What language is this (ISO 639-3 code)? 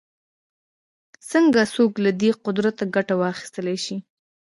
pus